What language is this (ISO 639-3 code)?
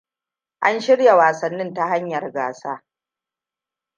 hau